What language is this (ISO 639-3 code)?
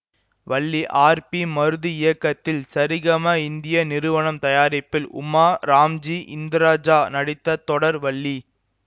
tam